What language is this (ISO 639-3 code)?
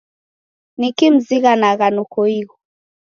dav